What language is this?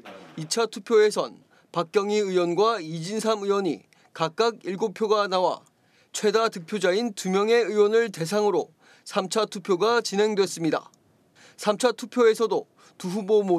Korean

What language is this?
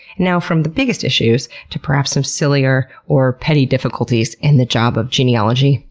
English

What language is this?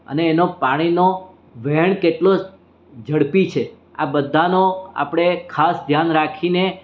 Gujarati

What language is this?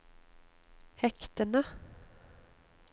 Norwegian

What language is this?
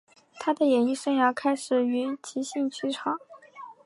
Chinese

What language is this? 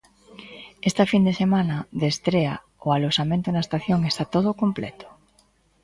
Galician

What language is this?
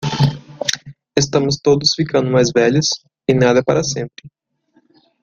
Portuguese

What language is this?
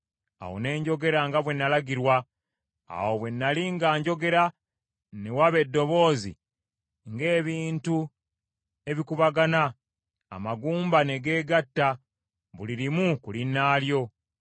Ganda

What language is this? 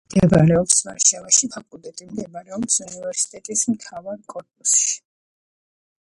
Georgian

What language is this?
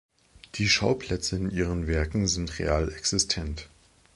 German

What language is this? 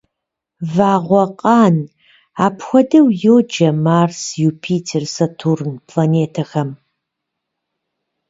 Kabardian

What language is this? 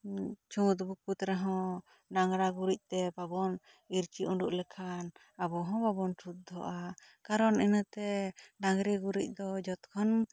Santali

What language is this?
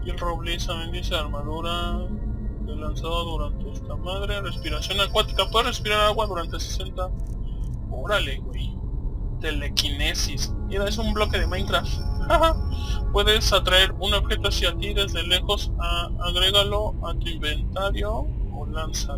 Spanish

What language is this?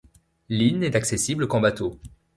French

